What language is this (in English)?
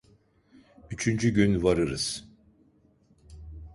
Turkish